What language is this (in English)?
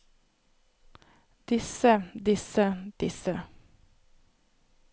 Norwegian